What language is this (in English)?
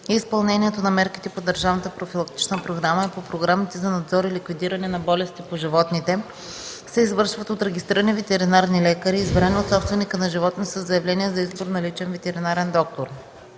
Bulgarian